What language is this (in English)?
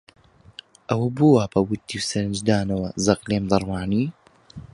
Central Kurdish